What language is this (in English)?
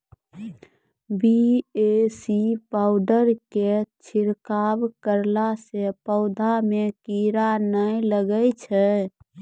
Maithili